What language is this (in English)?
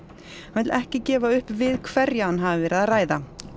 Icelandic